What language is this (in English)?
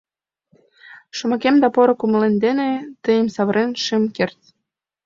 Mari